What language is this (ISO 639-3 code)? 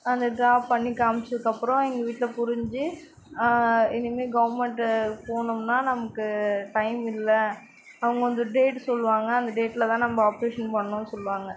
tam